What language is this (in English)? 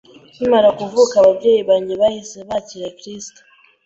Kinyarwanda